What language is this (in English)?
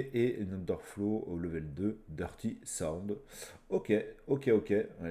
French